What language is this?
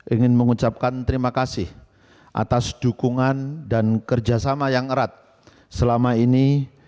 Indonesian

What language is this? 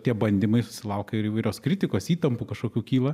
Lithuanian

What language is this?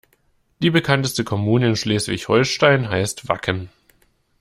German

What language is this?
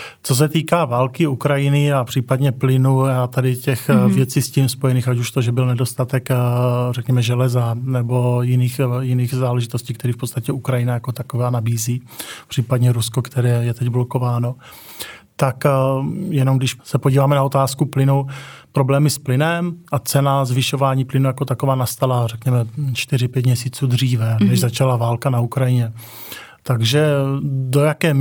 Czech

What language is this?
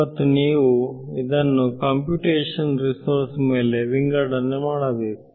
Kannada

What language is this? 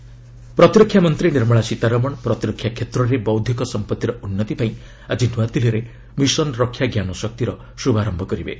Odia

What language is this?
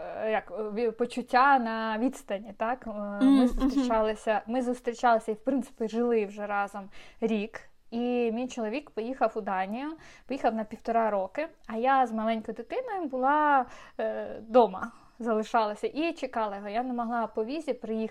Ukrainian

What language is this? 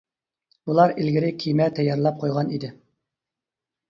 Uyghur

